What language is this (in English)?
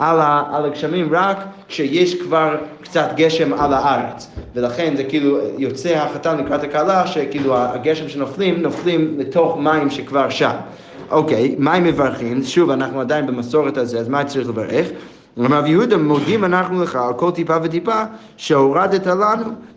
Hebrew